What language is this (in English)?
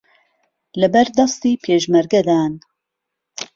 Central Kurdish